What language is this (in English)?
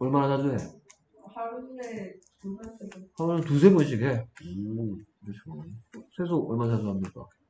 Korean